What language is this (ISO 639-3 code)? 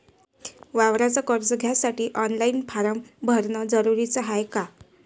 mar